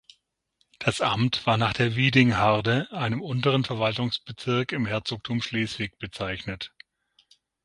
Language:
German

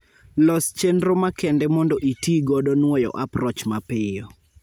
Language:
Luo (Kenya and Tanzania)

